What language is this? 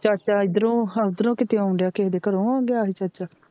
Punjabi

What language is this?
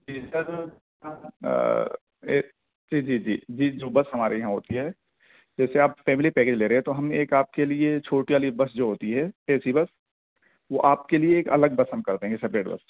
Urdu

